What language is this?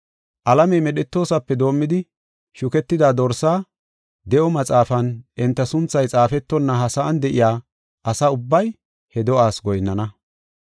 Gofa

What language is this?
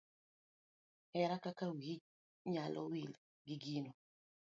Luo (Kenya and Tanzania)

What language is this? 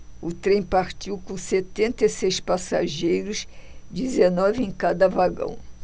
Portuguese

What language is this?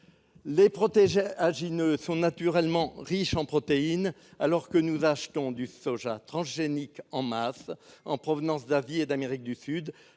French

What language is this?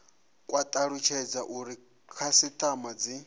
Venda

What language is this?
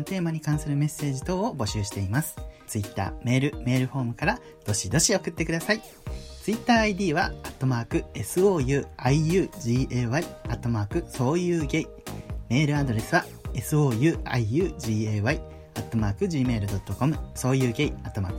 Japanese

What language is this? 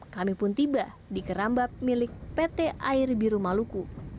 Indonesian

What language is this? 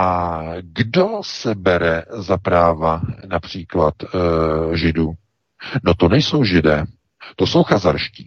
Czech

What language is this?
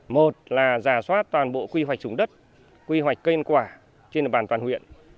Vietnamese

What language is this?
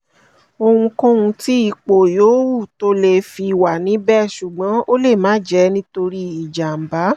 Yoruba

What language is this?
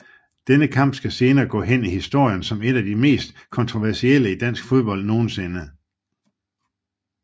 Danish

